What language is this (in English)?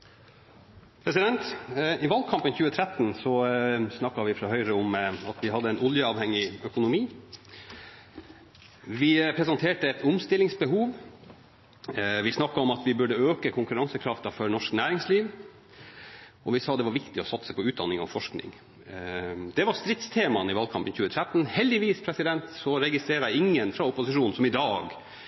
Norwegian